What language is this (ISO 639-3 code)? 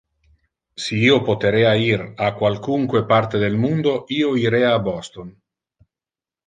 ina